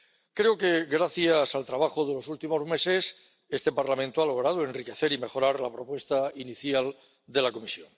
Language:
Spanish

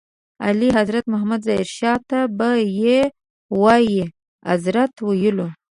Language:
Pashto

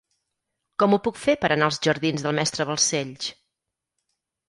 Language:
Catalan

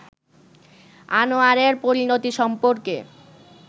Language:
Bangla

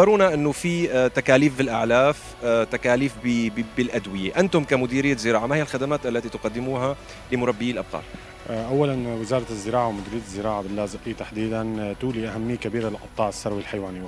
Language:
Arabic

